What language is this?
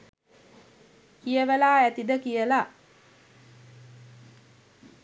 Sinhala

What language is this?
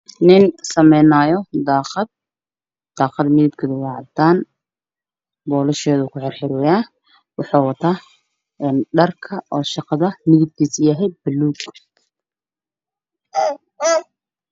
Somali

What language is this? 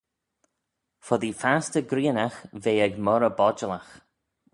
Manx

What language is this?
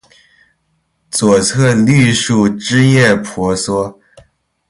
Chinese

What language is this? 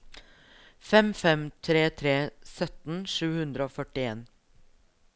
Norwegian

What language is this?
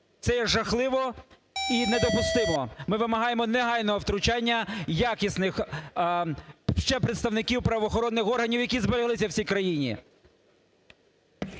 Ukrainian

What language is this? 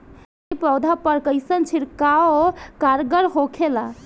Bhojpuri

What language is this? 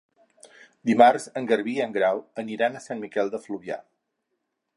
Catalan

